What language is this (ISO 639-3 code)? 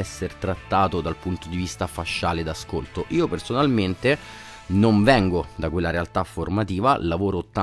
ita